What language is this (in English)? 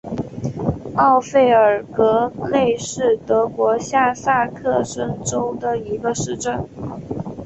Chinese